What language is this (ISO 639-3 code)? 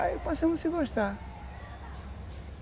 por